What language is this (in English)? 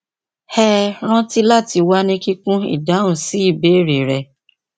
Yoruba